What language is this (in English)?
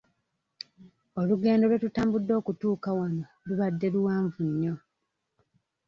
Ganda